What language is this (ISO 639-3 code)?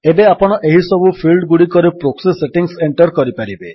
ori